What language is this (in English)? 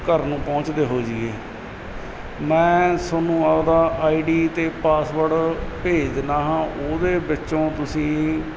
Punjabi